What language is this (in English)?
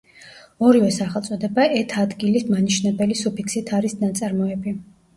Georgian